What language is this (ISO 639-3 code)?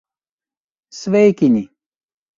lav